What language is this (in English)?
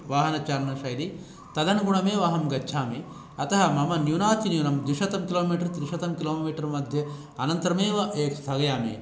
Sanskrit